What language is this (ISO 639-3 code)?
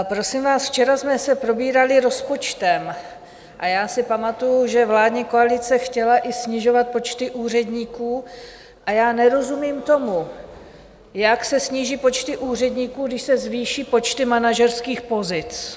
ces